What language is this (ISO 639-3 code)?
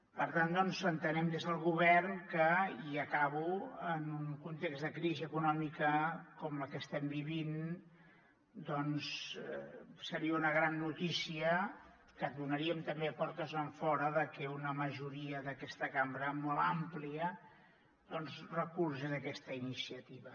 cat